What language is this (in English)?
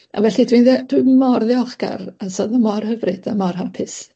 Welsh